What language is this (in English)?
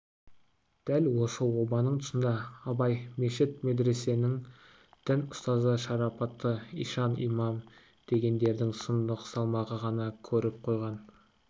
Kazakh